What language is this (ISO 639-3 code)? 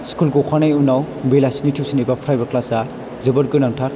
brx